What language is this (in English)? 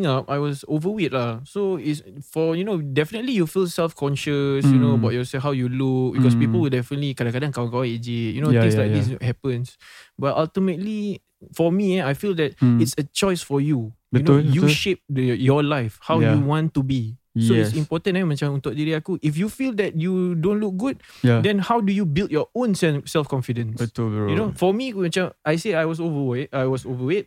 Malay